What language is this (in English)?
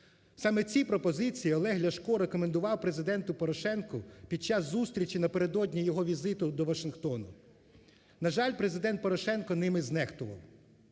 Ukrainian